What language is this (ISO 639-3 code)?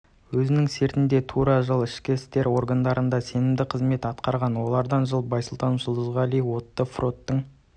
kaz